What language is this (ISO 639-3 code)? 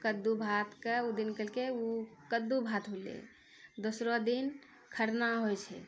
mai